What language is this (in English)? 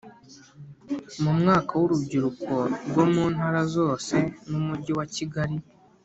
Kinyarwanda